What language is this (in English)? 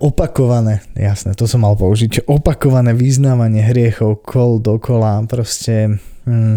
Slovak